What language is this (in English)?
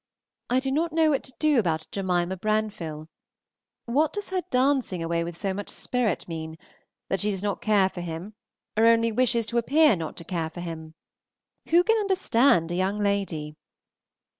English